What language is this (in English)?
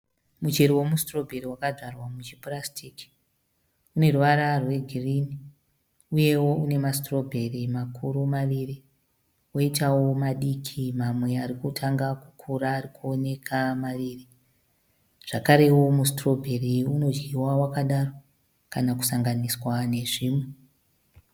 Shona